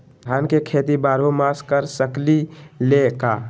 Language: Magahi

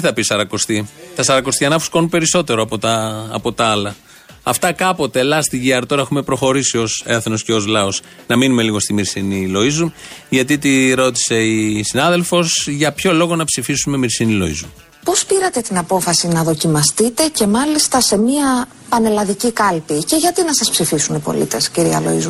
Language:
Greek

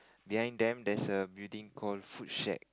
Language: English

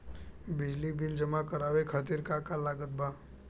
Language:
Bhojpuri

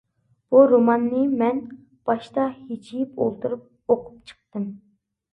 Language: Uyghur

